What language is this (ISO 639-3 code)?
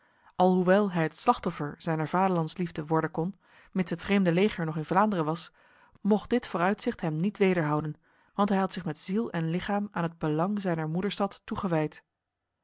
nld